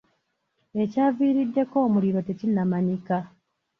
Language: Ganda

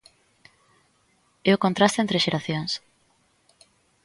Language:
Galician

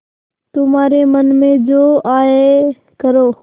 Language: Hindi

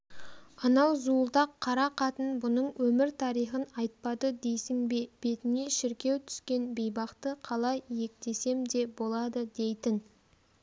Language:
Kazakh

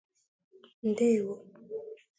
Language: Igbo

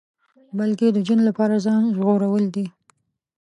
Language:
Pashto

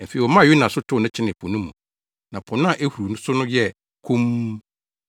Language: Akan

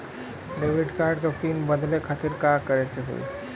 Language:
Bhojpuri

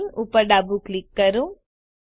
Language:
Gujarati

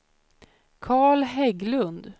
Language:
Swedish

